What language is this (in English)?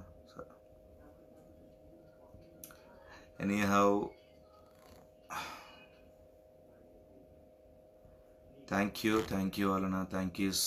Telugu